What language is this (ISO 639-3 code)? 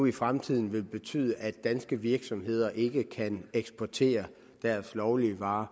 dan